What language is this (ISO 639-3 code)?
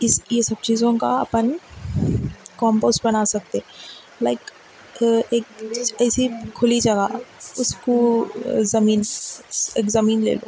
urd